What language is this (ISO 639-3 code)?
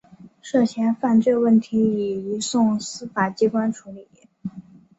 zho